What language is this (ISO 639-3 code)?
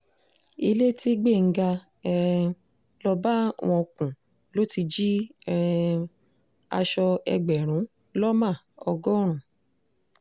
yor